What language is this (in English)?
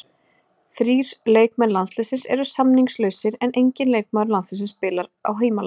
Icelandic